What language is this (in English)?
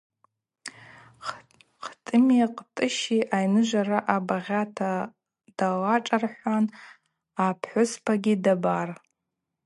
Abaza